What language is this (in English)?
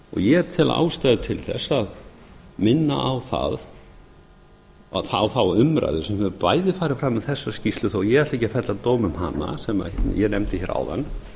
Icelandic